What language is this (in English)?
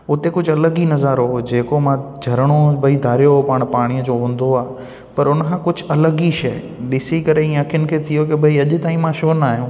Sindhi